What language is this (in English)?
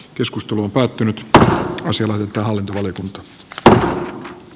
Finnish